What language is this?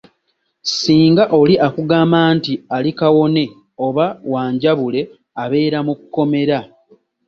Ganda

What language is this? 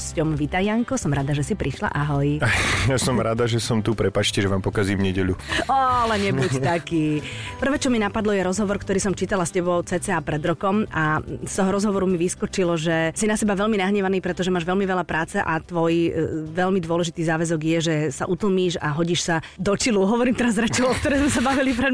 Slovak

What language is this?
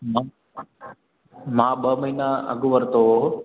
Sindhi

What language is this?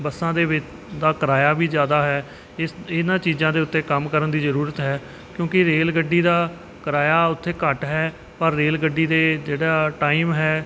Punjabi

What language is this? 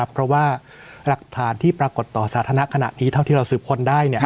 Thai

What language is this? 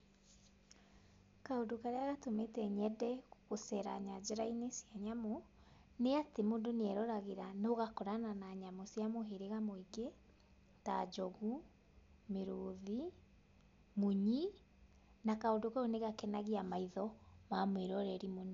Kikuyu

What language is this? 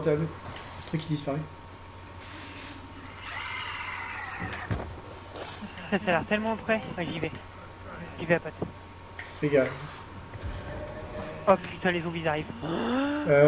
French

